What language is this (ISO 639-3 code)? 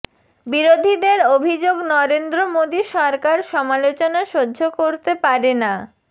ben